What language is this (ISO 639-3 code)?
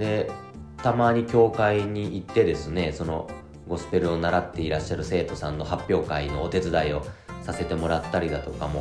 jpn